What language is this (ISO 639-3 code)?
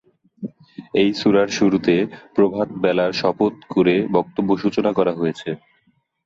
ben